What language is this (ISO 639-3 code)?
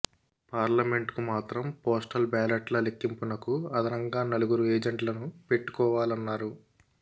tel